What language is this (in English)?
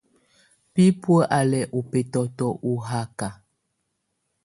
Tunen